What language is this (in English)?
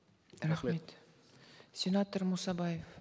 Kazakh